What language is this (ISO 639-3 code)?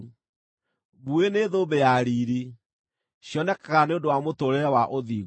kik